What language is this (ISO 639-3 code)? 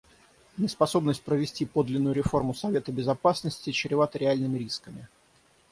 rus